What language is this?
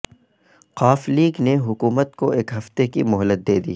Urdu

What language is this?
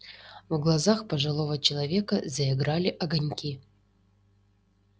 Russian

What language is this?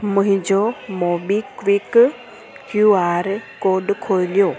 Sindhi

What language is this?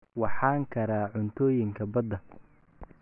Somali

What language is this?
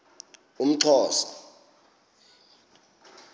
Xhosa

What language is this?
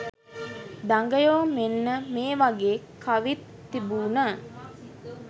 Sinhala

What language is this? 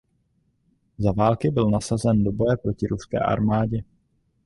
Czech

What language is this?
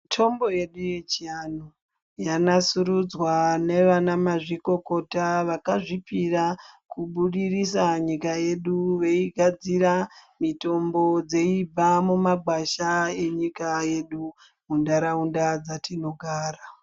Ndau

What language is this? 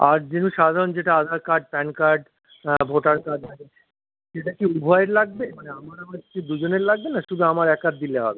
Bangla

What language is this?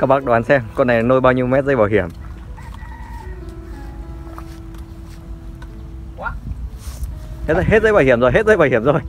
Vietnamese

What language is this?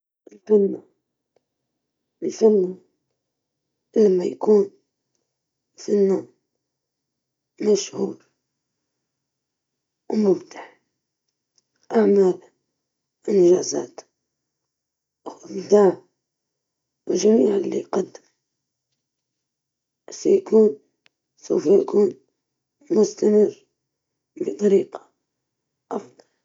Libyan Arabic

